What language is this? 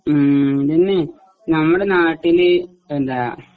Malayalam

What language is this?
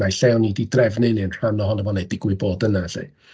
Welsh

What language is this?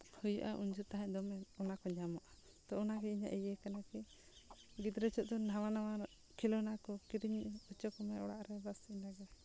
Santali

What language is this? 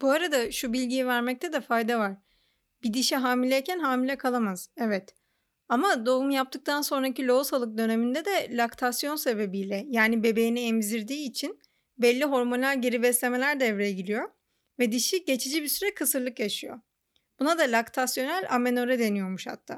Turkish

